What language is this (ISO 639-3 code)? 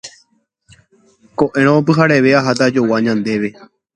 grn